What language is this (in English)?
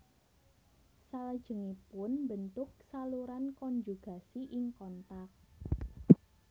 Javanese